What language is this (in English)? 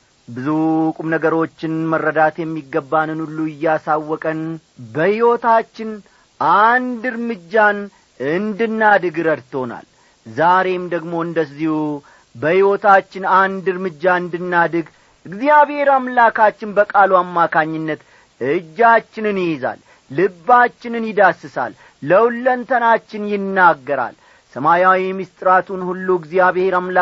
Amharic